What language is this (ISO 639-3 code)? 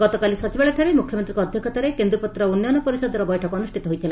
ori